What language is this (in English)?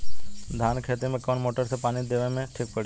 Bhojpuri